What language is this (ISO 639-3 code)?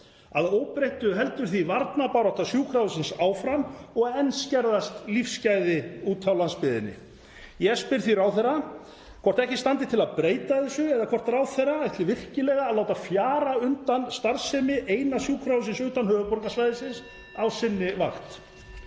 isl